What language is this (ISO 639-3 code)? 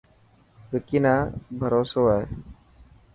mki